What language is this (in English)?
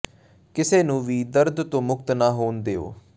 Punjabi